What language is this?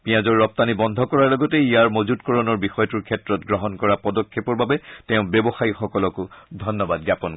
Assamese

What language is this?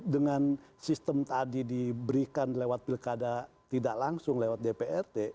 Indonesian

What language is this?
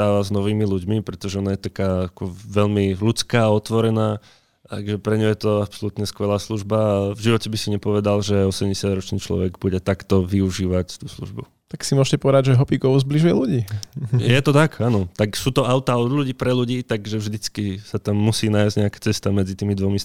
Slovak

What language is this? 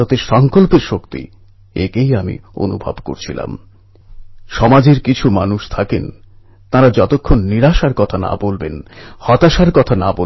Bangla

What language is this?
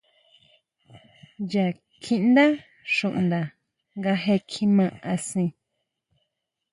Huautla Mazatec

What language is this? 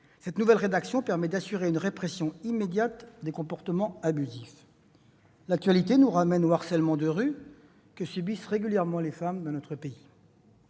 French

